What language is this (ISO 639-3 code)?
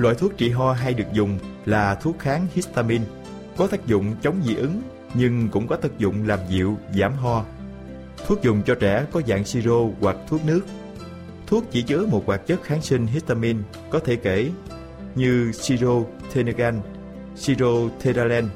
vie